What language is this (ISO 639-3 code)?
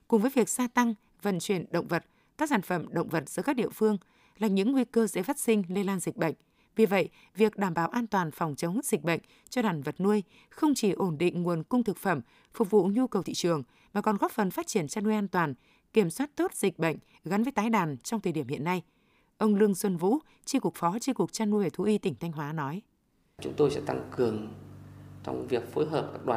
vie